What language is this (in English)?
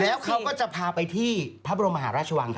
Thai